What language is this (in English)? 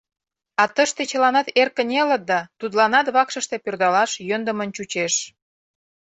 Mari